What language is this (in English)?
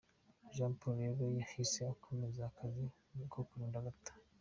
Kinyarwanda